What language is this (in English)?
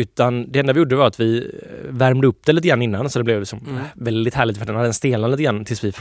Swedish